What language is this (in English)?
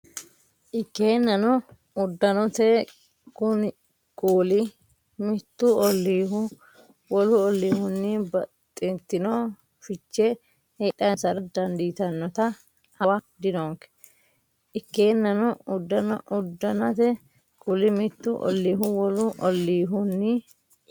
Sidamo